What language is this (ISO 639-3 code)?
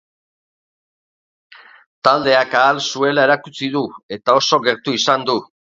eus